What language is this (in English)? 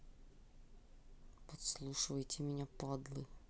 Russian